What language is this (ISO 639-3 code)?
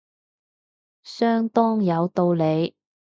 yue